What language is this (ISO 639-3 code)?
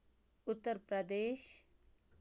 kas